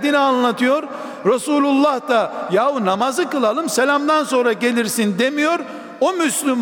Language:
Turkish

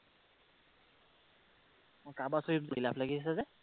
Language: Assamese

